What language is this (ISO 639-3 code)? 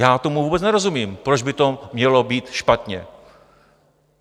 ces